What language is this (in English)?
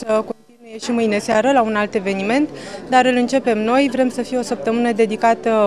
Romanian